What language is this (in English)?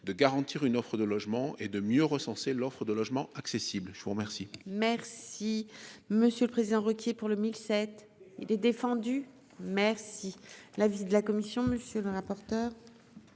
French